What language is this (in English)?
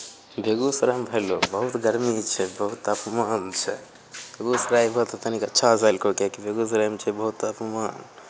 Maithili